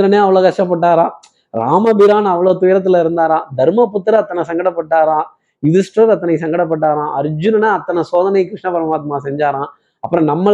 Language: Tamil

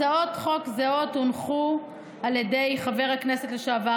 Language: Hebrew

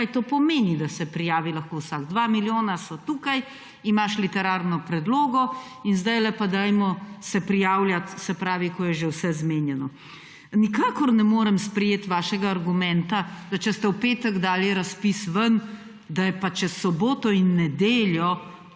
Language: Slovenian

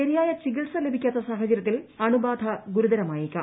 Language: Malayalam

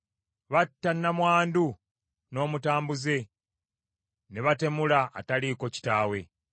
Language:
Ganda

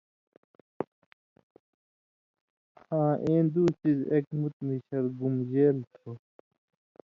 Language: Indus Kohistani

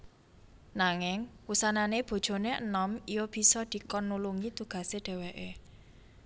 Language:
Javanese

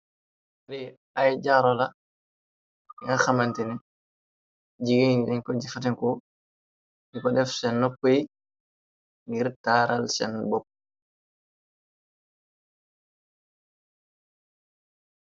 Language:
Wolof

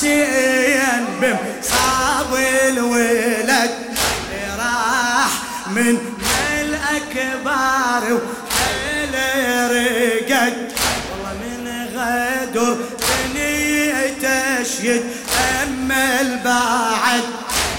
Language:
Arabic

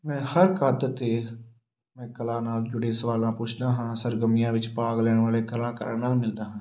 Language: Punjabi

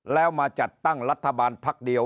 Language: Thai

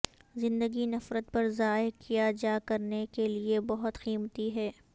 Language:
Urdu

